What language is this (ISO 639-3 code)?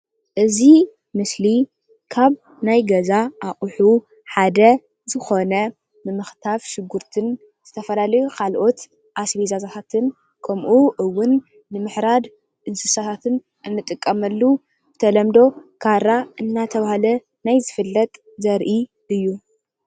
tir